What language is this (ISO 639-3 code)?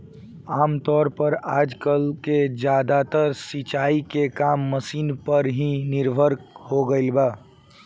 bho